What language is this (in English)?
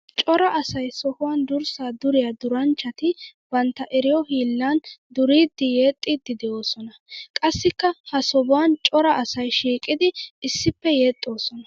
Wolaytta